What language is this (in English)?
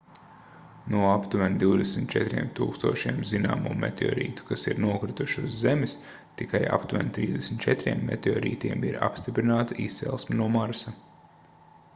Latvian